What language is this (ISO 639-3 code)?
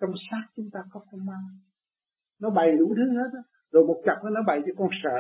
vie